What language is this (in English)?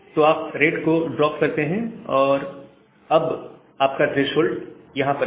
Hindi